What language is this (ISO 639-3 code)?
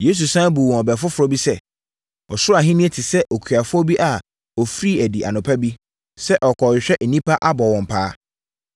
aka